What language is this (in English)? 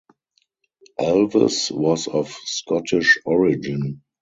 English